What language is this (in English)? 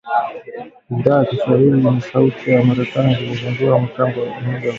Swahili